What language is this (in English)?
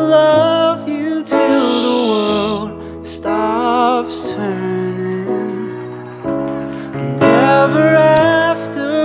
English